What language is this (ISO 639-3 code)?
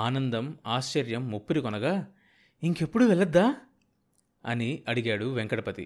tel